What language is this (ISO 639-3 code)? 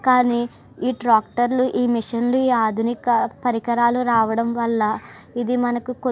tel